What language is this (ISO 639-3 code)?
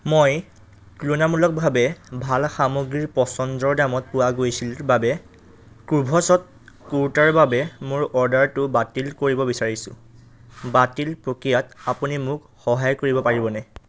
asm